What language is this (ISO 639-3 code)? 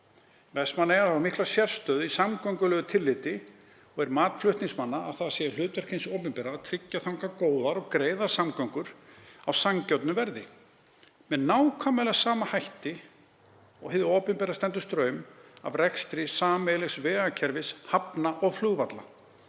isl